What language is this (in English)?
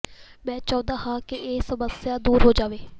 Punjabi